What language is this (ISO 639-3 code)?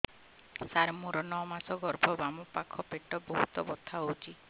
ori